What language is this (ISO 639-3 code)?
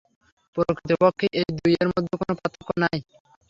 ben